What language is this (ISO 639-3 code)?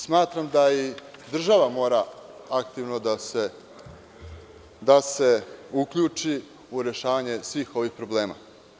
srp